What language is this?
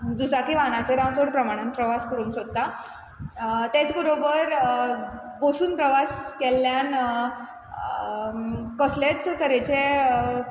Konkani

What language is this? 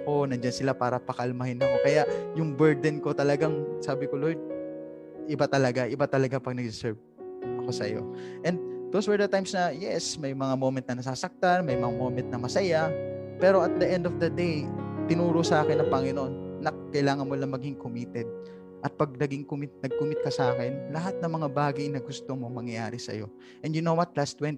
Filipino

